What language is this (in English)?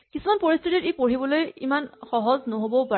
Assamese